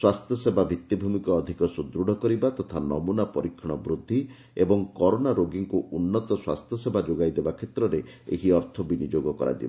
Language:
Odia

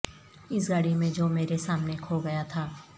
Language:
Urdu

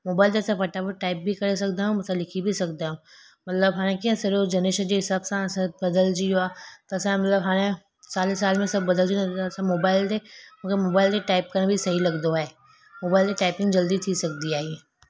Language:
Sindhi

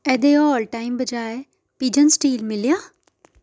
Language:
Dogri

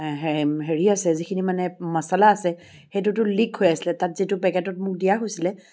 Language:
Assamese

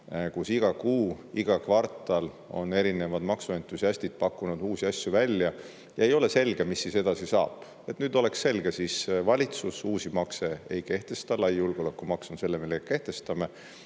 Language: Estonian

